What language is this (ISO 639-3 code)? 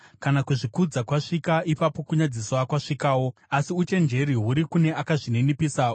sna